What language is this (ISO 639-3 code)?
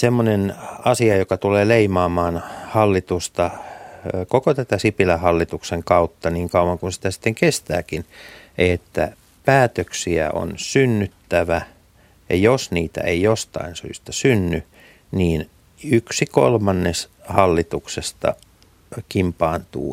fin